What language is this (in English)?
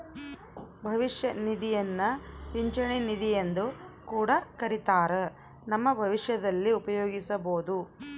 Kannada